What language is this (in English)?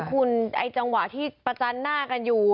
Thai